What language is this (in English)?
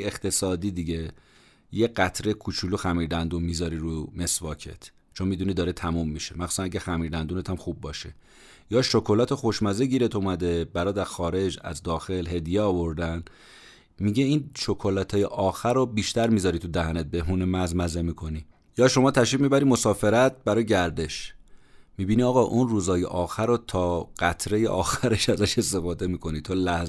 Persian